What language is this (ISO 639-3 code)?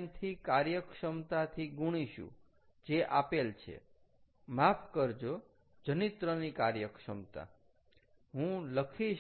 guj